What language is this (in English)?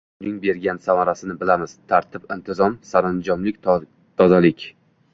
Uzbek